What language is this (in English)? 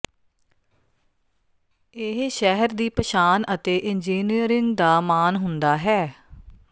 Punjabi